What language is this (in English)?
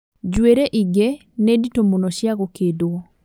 Kikuyu